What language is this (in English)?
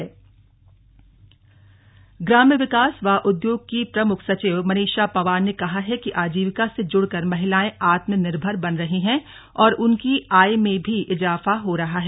Hindi